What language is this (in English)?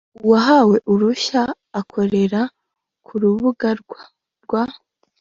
Kinyarwanda